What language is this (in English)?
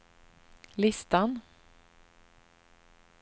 Swedish